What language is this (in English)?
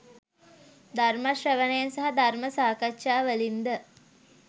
Sinhala